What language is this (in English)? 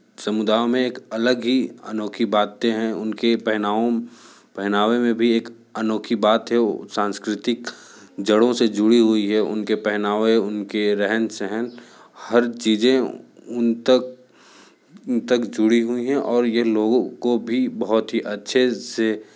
Hindi